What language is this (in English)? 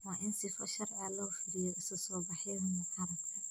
Somali